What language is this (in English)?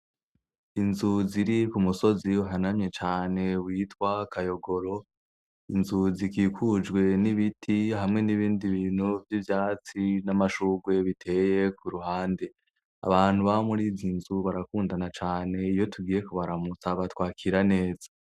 Rundi